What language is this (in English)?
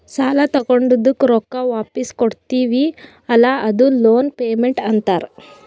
Kannada